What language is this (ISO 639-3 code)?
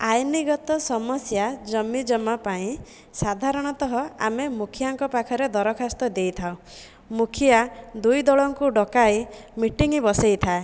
ori